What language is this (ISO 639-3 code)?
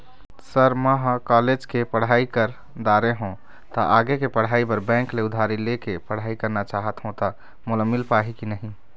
hne